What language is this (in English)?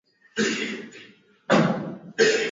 Swahili